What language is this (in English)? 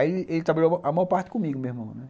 Portuguese